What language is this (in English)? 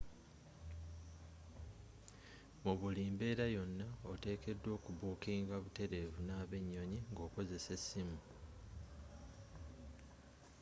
Ganda